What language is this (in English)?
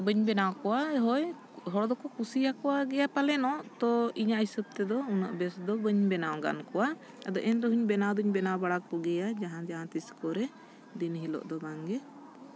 Santali